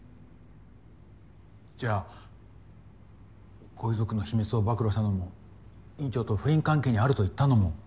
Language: Japanese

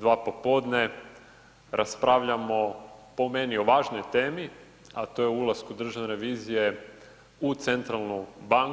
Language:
Croatian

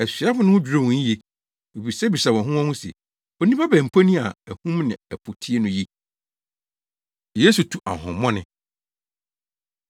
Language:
Akan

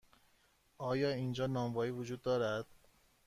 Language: Persian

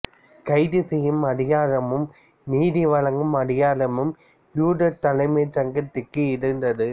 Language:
Tamil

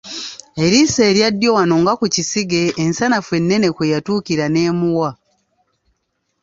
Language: Ganda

